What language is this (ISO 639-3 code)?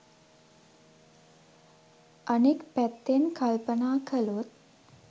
sin